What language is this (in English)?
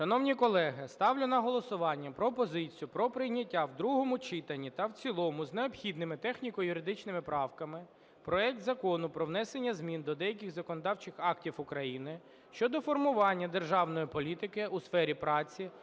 Ukrainian